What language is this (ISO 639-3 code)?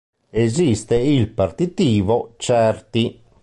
ita